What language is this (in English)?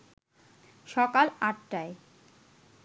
Bangla